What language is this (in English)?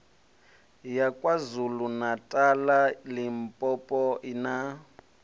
Venda